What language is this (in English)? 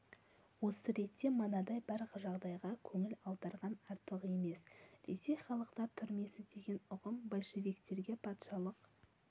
Kazakh